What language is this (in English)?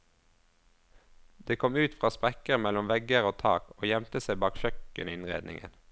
Norwegian